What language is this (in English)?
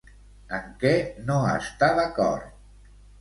Catalan